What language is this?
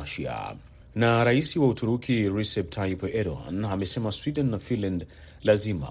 Swahili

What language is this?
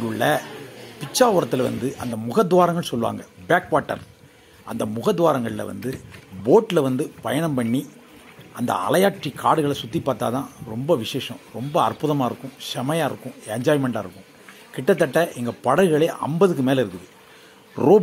Thai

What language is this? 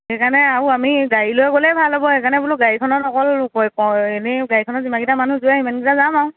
Assamese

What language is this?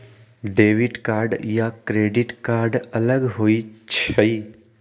Magahi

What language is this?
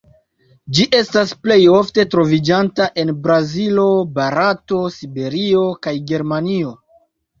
Esperanto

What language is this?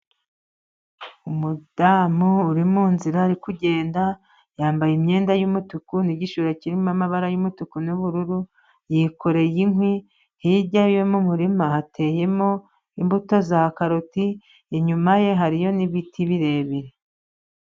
Kinyarwanda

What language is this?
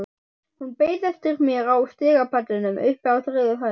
Icelandic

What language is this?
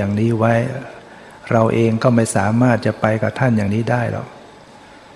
Thai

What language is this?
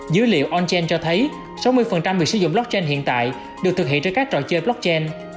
Vietnamese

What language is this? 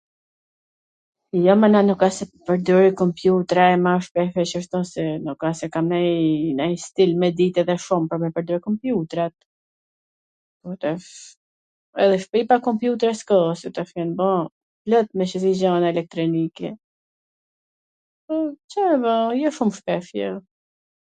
Gheg Albanian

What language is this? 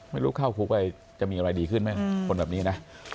Thai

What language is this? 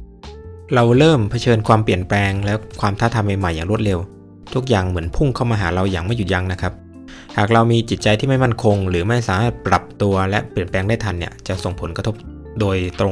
Thai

